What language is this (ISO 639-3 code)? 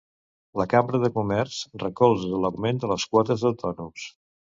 cat